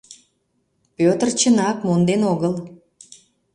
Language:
Mari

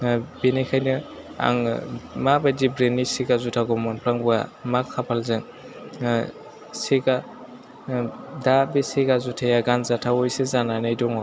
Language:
Bodo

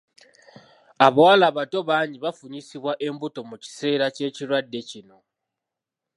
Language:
Ganda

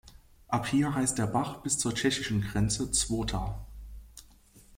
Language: German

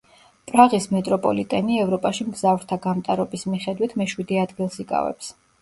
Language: Georgian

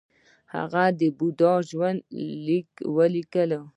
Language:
Pashto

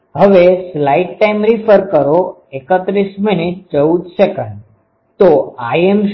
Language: Gujarati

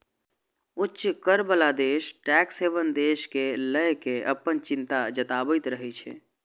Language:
Maithili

